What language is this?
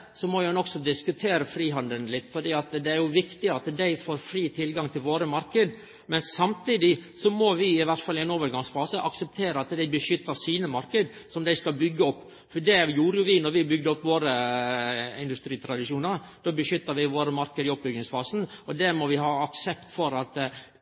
Norwegian Nynorsk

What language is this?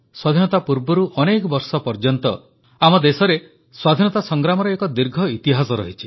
Odia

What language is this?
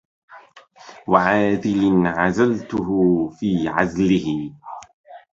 Arabic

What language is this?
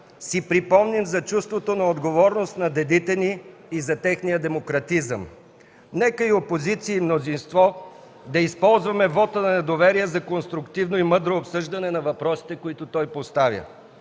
Bulgarian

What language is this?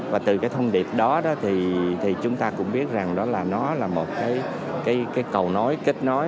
Vietnamese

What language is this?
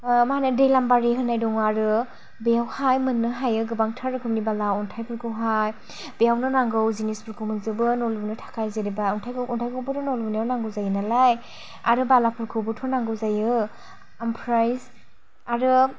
Bodo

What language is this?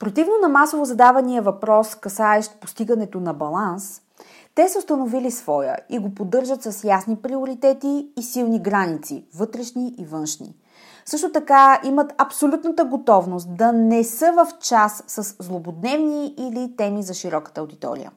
Bulgarian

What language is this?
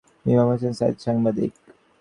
Bangla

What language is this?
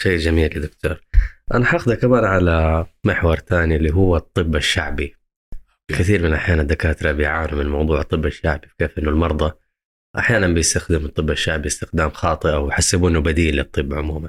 Arabic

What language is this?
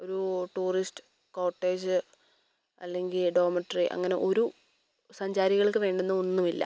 Malayalam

